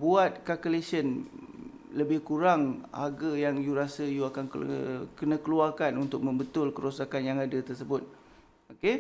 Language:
Malay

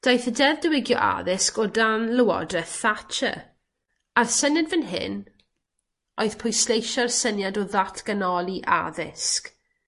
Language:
Welsh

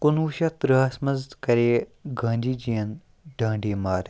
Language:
Kashmiri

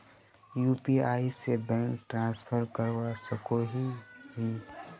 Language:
Magahi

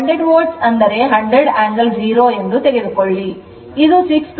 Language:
Kannada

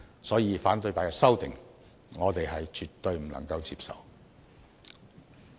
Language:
Cantonese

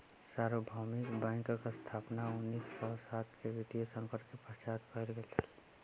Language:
Maithili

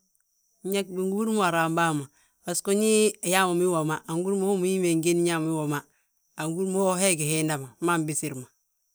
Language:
Balanta-Ganja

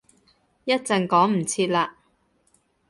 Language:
Cantonese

